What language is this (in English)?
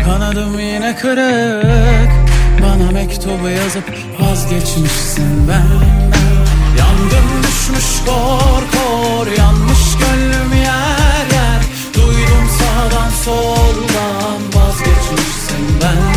Turkish